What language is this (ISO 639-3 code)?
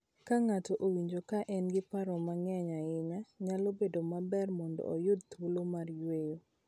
luo